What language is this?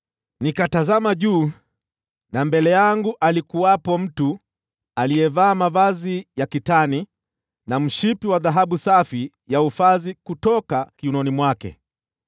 Swahili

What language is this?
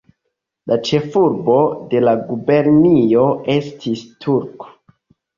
Esperanto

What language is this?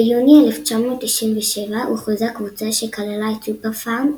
Hebrew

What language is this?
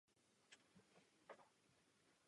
Czech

